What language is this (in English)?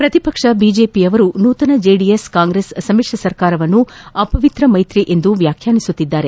Kannada